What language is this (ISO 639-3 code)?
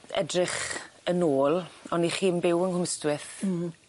cym